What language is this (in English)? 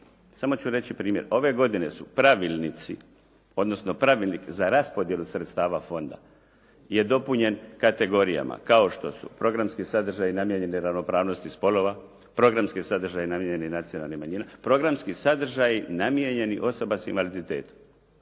Croatian